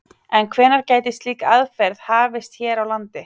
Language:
Icelandic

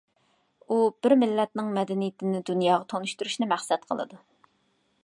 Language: Uyghur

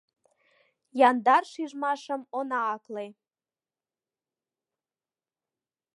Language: Mari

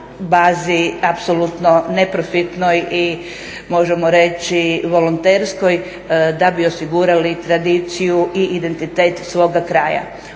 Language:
Croatian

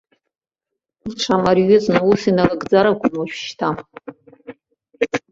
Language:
Abkhazian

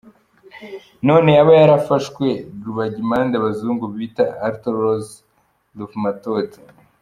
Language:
Kinyarwanda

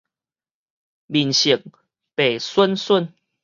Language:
Min Nan Chinese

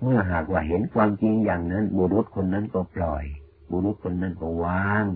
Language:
Thai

